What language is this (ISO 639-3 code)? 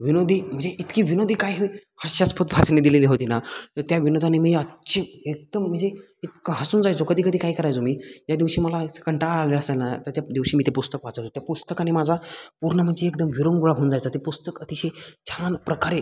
mar